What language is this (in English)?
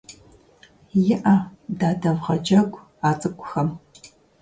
Kabardian